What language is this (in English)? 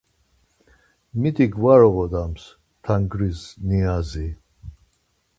Laz